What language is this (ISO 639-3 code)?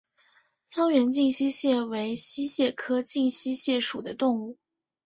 zho